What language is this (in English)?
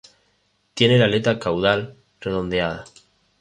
Spanish